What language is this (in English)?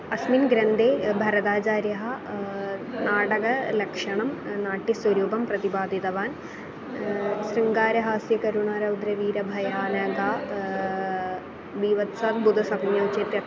Sanskrit